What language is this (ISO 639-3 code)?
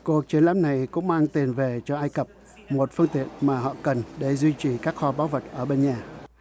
vie